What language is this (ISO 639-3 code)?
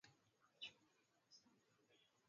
swa